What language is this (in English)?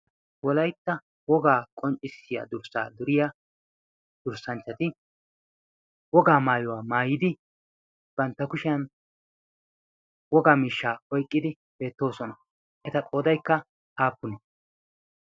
Wolaytta